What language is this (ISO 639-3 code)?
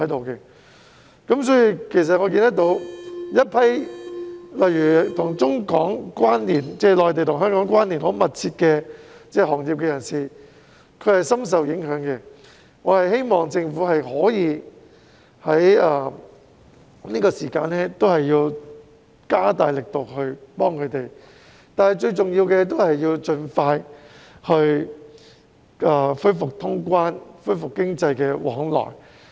yue